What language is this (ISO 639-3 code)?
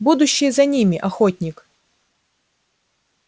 rus